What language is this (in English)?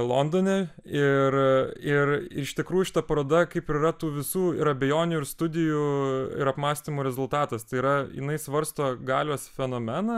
Lithuanian